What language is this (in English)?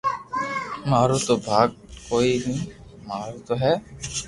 Loarki